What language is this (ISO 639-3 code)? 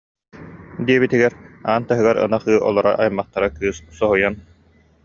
sah